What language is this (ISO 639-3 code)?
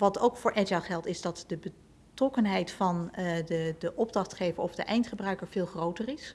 nld